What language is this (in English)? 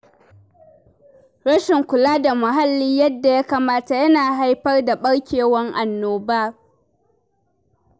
Hausa